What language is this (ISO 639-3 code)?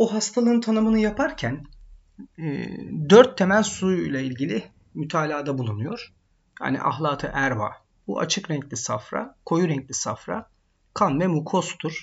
tur